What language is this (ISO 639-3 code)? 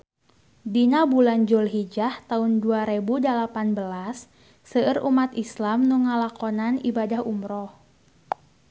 sun